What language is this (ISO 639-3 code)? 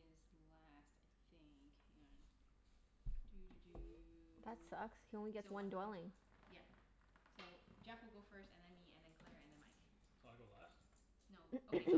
eng